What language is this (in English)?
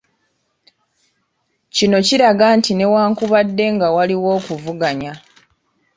Ganda